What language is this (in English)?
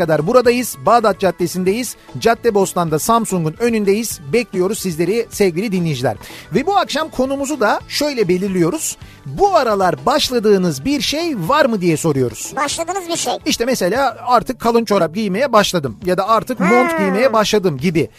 Turkish